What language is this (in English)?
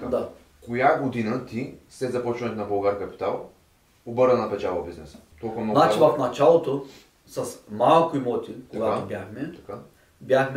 Bulgarian